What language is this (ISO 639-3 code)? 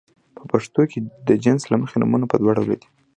pus